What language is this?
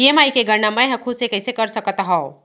Chhattisgarhi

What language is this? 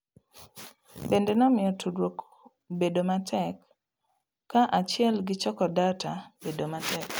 Luo (Kenya and Tanzania)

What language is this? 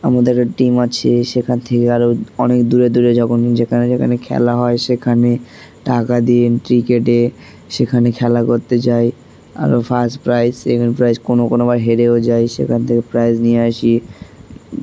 Bangla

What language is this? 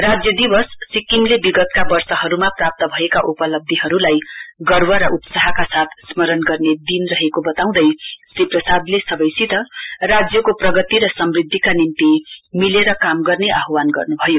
Nepali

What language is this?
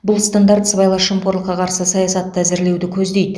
Kazakh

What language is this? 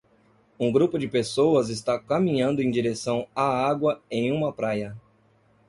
Portuguese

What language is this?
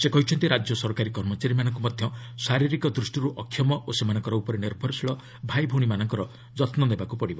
Odia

